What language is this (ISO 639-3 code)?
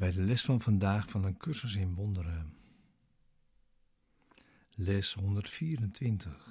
nld